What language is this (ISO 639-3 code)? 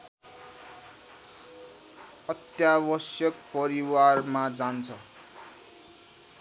nep